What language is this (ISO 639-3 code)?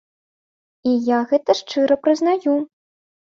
bel